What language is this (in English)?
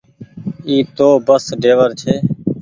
Goaria